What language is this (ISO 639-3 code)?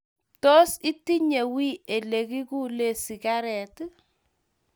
kln